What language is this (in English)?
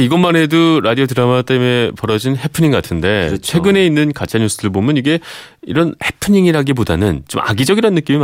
Korean